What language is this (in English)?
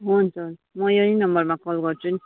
Nepali